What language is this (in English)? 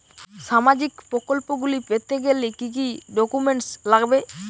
Bangla